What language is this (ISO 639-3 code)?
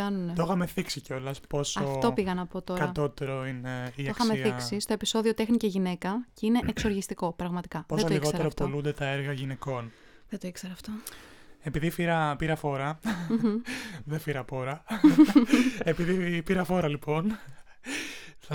ell